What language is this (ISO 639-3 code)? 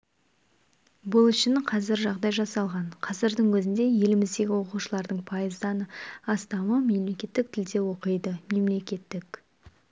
kaz